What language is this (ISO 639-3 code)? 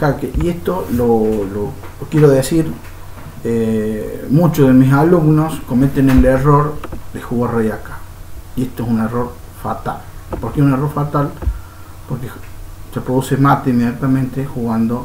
spa